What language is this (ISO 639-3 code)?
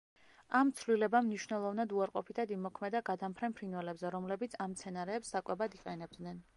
kat